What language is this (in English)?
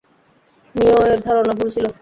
Bangla